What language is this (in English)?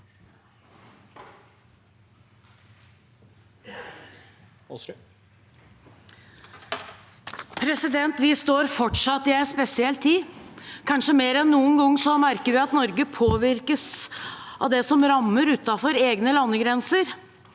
Norwegian